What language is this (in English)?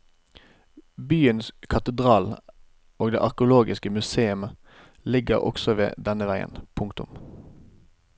Norwegian